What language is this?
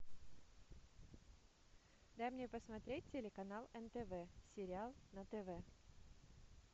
Russian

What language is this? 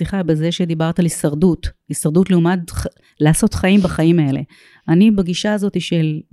Hebrew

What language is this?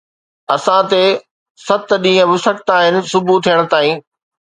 Sindhi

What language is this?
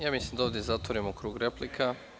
Serbian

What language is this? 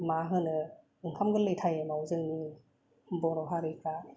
Bodo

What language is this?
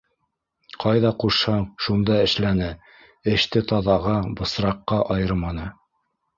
Bashkir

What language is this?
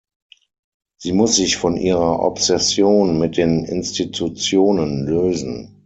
German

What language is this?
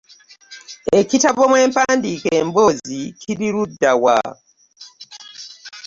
Ganda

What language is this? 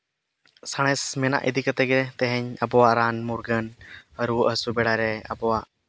Santali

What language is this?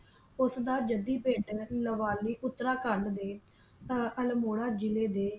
Punjabi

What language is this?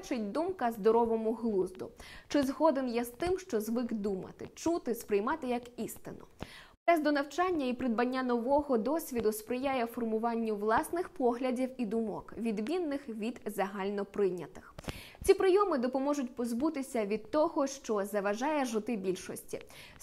Ukrainian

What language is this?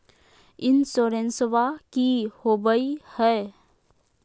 Magahi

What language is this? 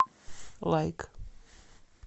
Russian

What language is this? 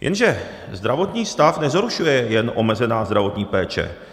Czech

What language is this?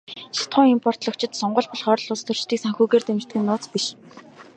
Mongolian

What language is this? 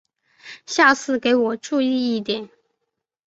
Chinese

